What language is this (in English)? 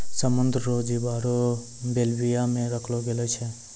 Maithili